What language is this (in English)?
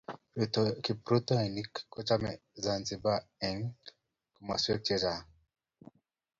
Kalenjin